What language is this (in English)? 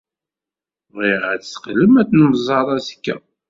Kabyle